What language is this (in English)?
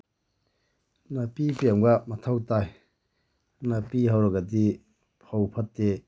Manipuri